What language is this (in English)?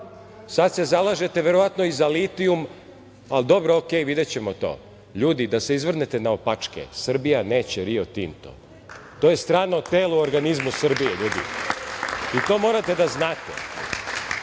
Serbian